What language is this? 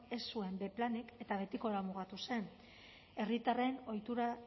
Basque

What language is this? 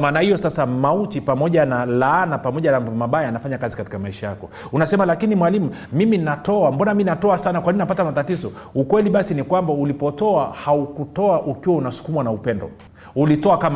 Swahili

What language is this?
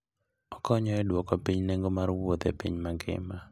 Luo (Kenya and Tanzania)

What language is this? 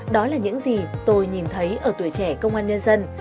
Vietnamese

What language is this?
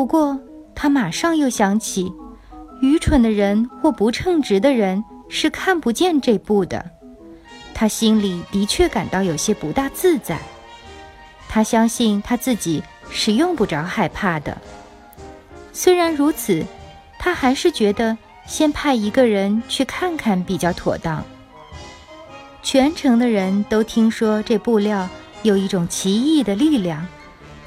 Chinese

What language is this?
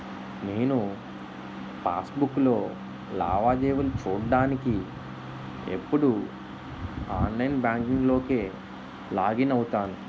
Telugu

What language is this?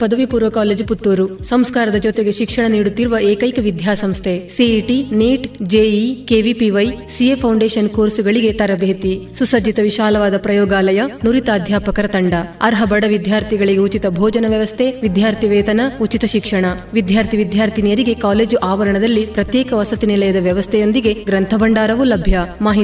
Kannada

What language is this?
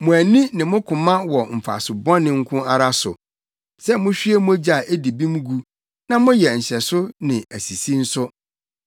Akan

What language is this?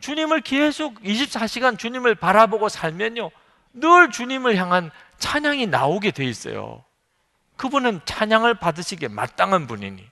Korean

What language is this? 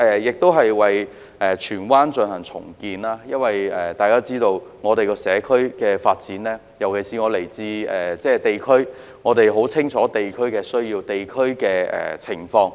Cantonese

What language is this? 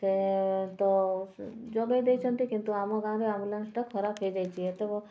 Odia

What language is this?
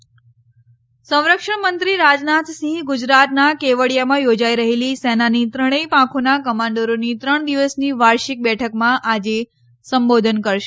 Gujarati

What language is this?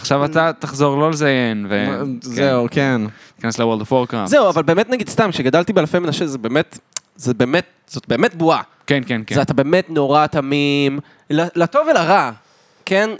Hebrew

